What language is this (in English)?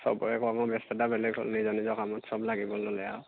Assamese